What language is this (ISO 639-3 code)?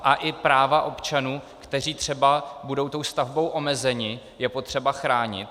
ces